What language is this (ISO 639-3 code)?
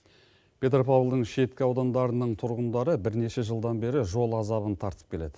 kaz